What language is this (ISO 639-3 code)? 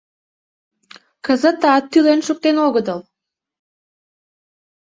chm